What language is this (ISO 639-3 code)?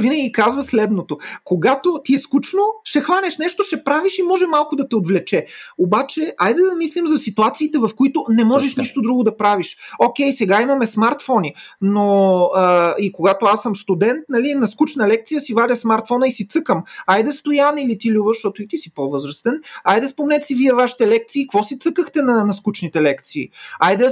bul